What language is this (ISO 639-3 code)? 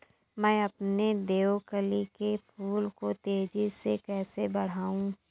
hin